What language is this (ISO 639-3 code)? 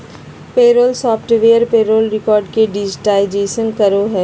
mag